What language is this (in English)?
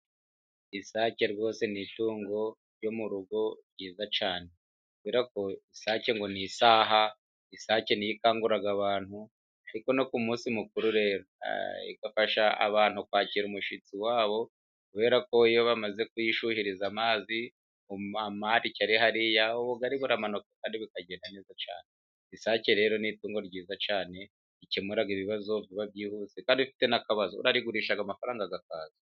Kinyarwanda